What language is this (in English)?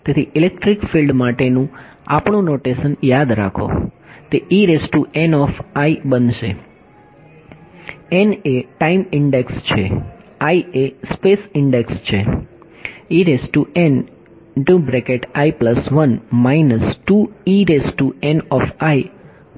Gujarati